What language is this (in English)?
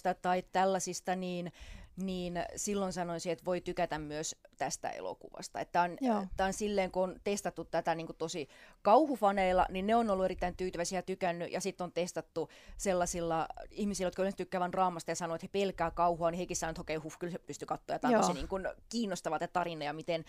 Finnish